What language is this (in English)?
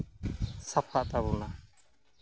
Santali